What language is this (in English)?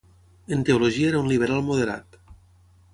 Catalan